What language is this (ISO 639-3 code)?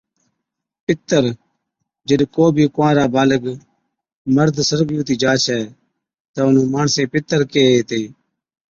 odk